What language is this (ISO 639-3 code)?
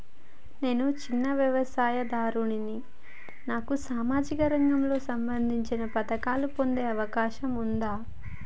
tel